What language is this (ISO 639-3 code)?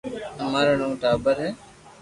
lrk